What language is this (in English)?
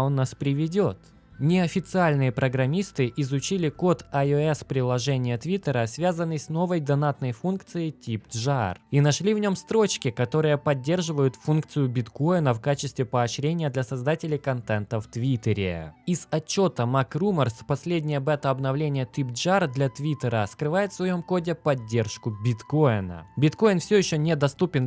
Russian